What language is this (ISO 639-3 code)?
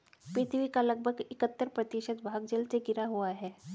hin